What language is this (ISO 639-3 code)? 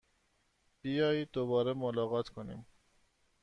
fas